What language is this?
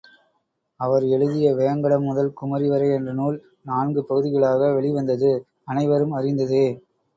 Tamil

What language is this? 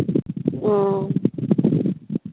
Santali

